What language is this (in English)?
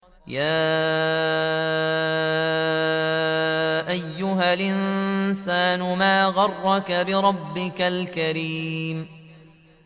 Arabic